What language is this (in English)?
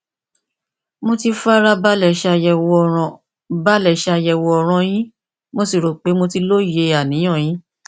Yoruba